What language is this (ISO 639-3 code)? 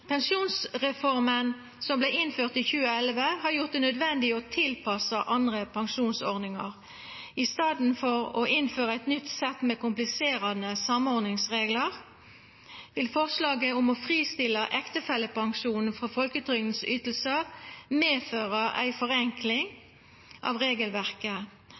nno